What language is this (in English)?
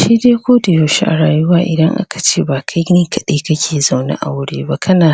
Hausa